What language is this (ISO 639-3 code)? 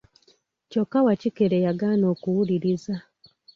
lug